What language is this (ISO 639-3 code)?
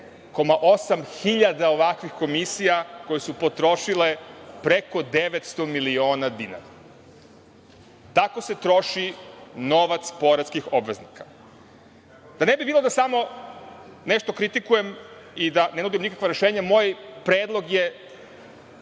srp